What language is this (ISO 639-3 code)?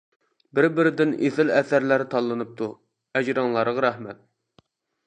uig